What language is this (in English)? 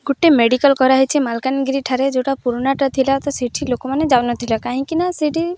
Odia